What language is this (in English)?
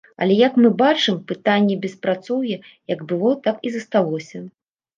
Belarusian